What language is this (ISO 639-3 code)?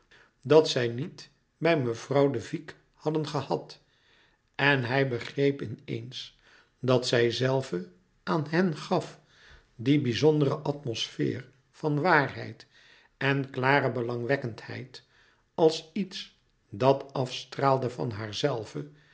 nld